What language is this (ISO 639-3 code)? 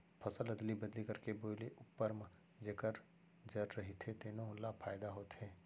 hne